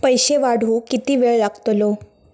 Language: Marathi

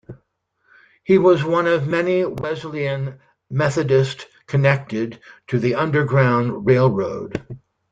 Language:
English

